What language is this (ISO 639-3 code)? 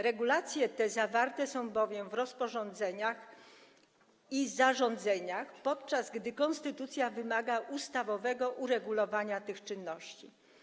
pol